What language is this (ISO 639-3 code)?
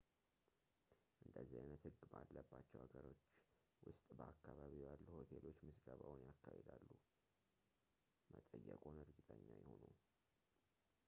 amh